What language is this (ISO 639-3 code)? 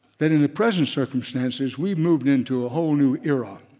eng